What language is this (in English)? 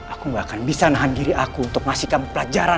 Indonesian